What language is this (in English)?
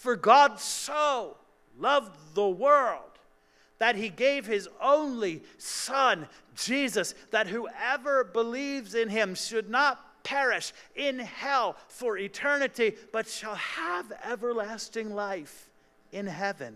English